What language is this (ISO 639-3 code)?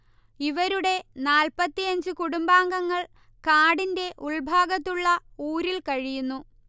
mal